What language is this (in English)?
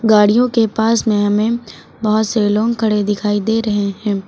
Hindi